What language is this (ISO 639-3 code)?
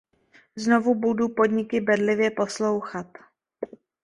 ces